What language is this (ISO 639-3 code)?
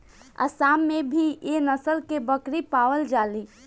bho